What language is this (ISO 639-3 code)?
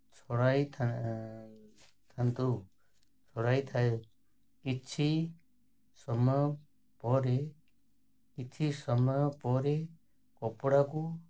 ori